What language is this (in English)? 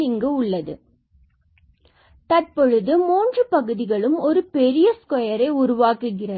Tamil